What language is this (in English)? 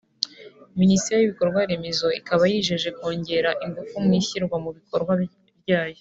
Kinyarwanda